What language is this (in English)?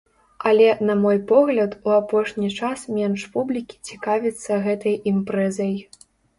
Belarusian